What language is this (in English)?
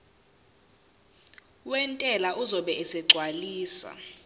Zulu